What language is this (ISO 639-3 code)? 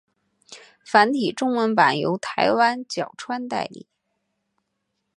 zho